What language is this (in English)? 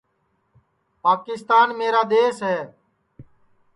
Sansi